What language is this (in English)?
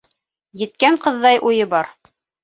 Bashkir